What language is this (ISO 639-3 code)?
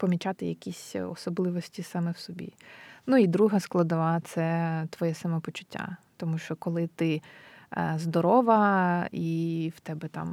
ukr